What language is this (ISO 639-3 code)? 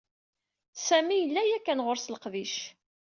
kab